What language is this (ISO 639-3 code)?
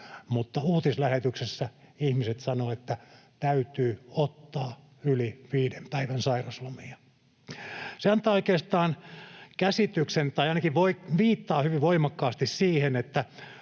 fin